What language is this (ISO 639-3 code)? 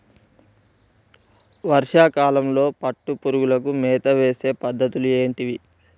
tel